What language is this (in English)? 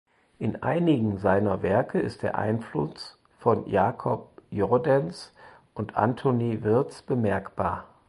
German